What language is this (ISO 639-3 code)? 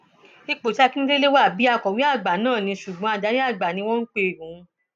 yor